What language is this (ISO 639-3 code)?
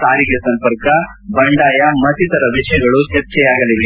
kan